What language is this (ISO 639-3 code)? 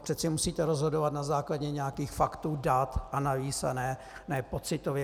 ces